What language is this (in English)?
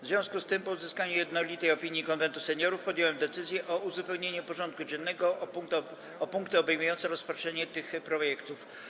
Polish